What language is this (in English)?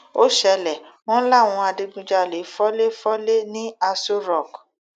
Yoruba